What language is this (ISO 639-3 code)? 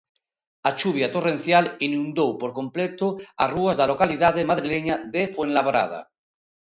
glg